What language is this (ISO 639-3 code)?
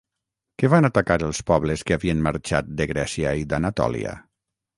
cat